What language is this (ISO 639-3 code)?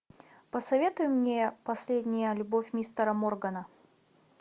rus